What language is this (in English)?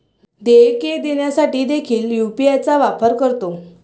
Marathi